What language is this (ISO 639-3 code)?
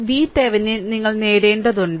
mal